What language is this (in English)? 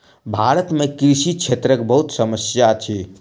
Maithili